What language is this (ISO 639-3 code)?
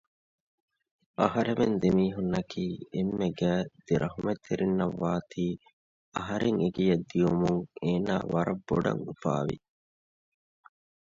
div